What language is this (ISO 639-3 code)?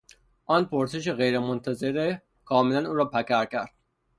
fas